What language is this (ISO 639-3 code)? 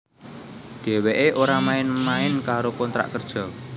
jav